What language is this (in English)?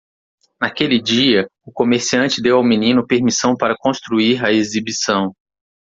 Portuguese